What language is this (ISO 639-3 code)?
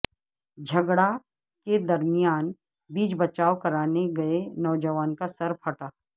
urd